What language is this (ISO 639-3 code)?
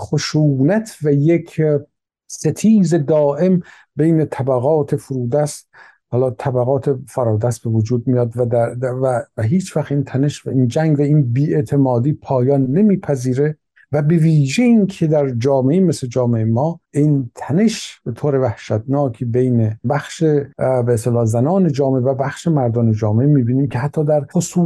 fas